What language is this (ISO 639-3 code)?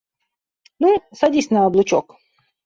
rus